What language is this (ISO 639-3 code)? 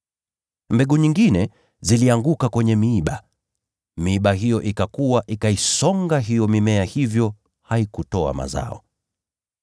swa